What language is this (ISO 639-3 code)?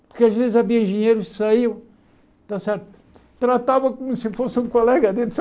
por